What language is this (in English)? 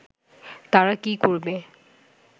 Bangla